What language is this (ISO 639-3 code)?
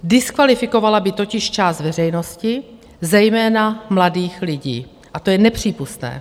ces